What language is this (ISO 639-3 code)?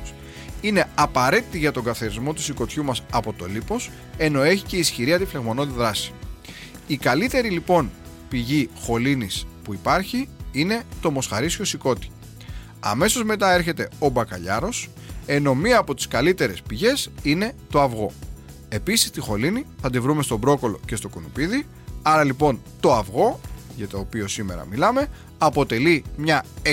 ell